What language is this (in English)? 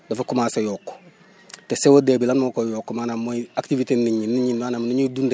Wolof